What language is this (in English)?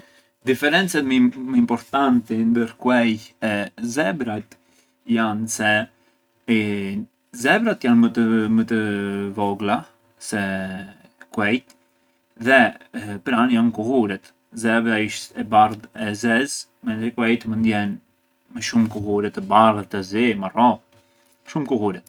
Arbëreshë Albanian